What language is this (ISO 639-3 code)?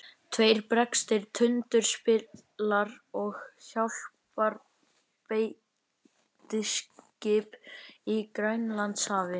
isl